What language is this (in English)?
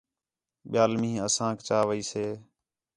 Khetrani